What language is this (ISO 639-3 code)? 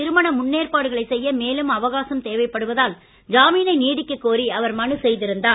tam